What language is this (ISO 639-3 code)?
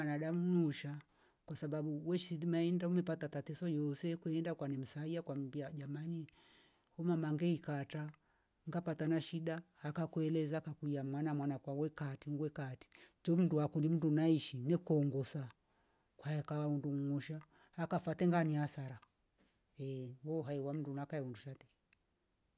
rof